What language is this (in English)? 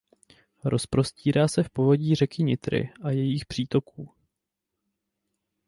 Czech